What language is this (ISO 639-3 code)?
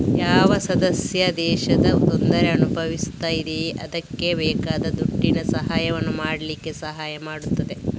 kan